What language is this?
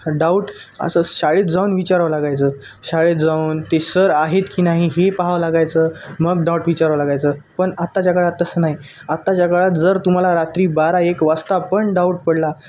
Marathi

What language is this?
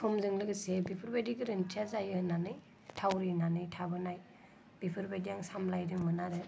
Bodo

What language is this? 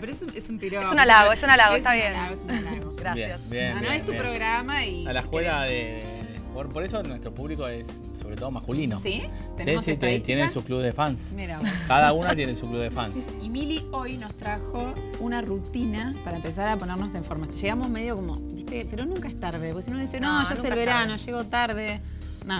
Spanish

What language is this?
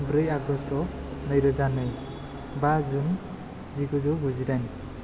Bodo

